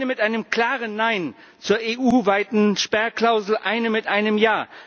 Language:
German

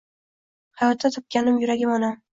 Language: Uzbek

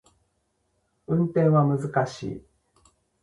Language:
Japanese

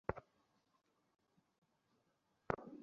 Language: Bangla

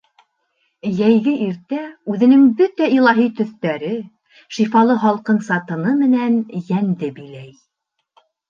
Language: Bashkir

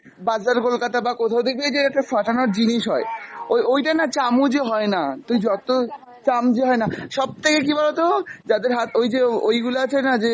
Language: Bangla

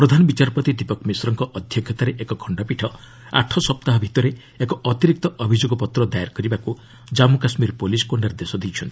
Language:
Odia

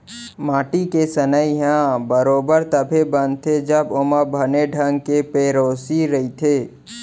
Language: Chhattisgarhi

